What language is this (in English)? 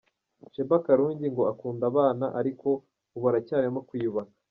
Kinyarwanda